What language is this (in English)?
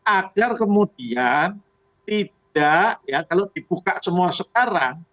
Indonesian